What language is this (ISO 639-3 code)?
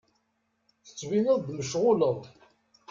kab